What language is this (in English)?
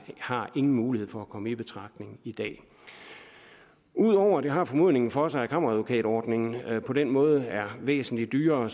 Danish